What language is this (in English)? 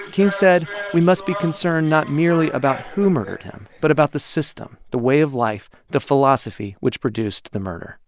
English